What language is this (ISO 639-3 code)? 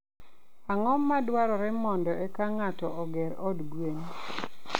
luo